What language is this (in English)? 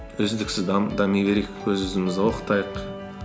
Kazakh